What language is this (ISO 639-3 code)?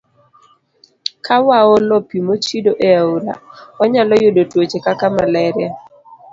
luo